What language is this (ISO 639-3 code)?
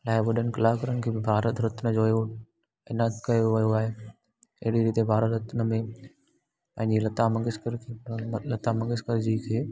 snd